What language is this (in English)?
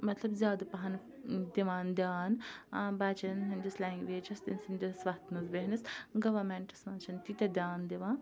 Kashmiri